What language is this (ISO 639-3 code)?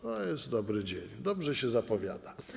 pol